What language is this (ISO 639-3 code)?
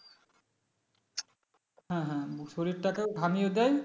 ben